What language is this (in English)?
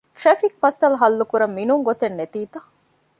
Divehi